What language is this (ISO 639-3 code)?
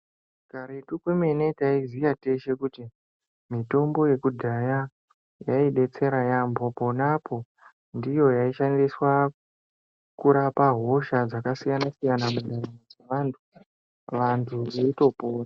ndc